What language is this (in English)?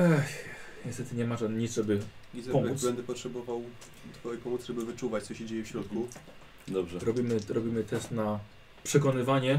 Polish